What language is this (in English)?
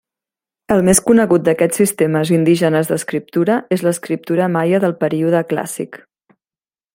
Catalan